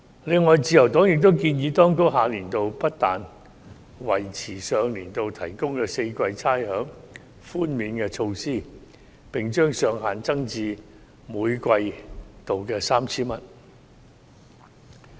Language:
Cantonese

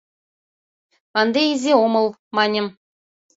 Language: Mari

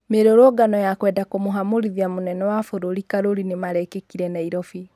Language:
Kikuyu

